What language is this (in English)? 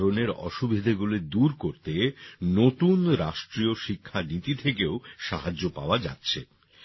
Bangla